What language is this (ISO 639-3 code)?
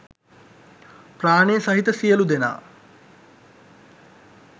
sin